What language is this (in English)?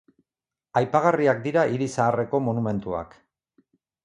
Basque